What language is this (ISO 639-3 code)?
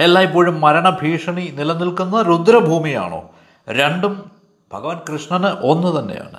mal